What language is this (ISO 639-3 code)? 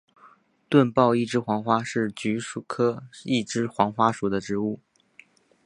zho